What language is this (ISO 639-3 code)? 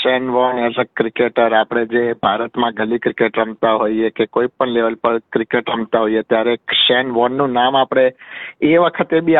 guj